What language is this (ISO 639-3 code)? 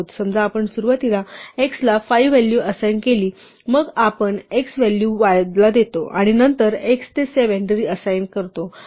mar